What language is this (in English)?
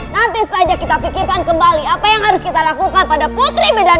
Indonesian